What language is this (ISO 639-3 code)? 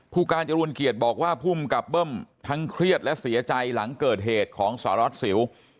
tha